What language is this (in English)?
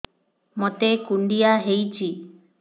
Odia